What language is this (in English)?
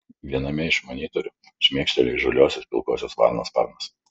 Lithuanian